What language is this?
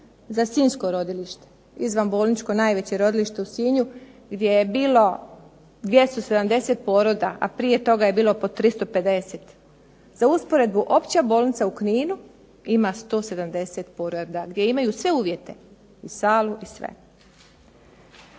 Croatian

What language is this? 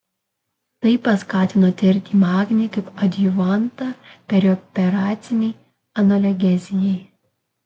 Lithuanian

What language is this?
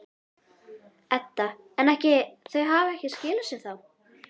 Icelandic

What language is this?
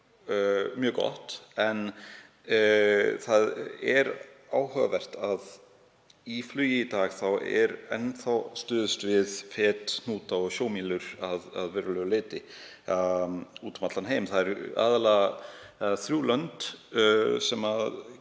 Icelandic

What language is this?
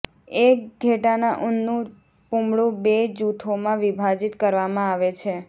Gujarati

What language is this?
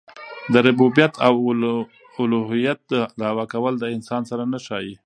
Pashto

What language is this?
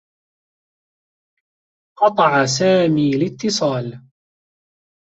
Arabic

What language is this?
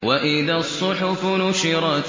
Arabic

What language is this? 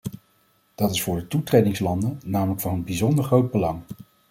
Dutch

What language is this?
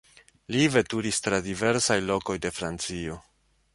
Esperanto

